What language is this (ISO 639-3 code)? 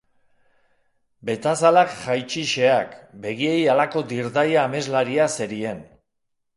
eus